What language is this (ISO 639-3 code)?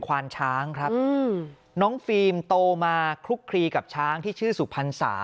tha